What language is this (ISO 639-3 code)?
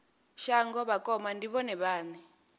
ven